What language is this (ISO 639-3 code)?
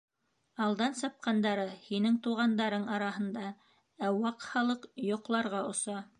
bak